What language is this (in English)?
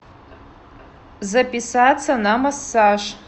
Russian